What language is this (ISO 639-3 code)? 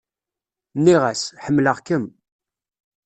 kab